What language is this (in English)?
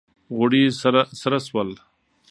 Pashto